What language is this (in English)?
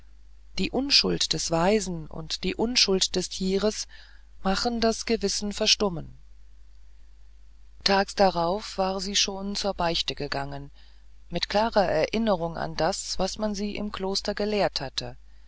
German